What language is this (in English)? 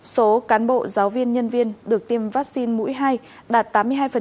Vietnamese